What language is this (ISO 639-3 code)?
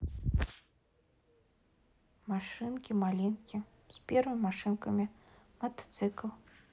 rus